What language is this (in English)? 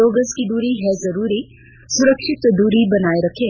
Hindi